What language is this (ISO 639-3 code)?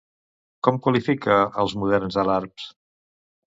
cat